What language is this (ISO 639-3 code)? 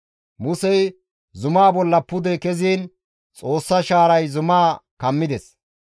gmv